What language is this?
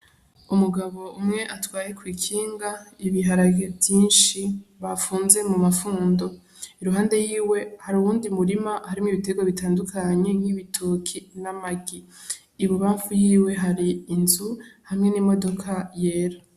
Rundi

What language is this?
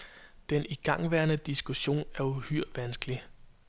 Danish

